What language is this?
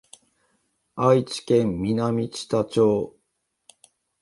Japanese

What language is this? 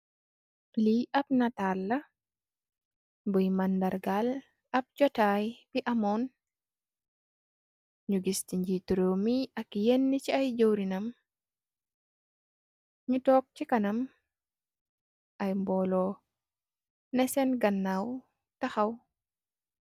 Wolof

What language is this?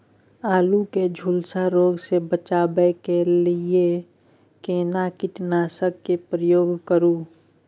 Maithili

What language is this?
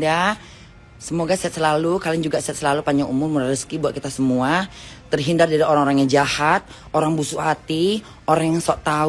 Indonesian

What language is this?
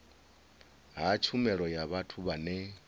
Venda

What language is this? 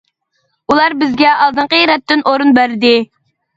Uyghur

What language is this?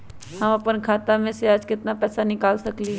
Magahi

